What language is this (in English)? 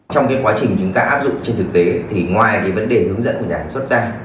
Vietnamese